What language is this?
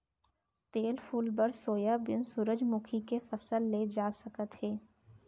Chhattisgarhi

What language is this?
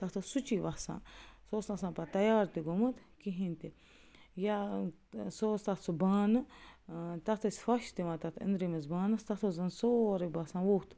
Kashmiri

